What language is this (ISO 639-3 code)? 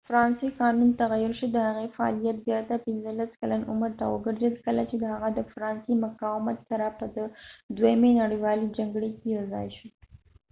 pus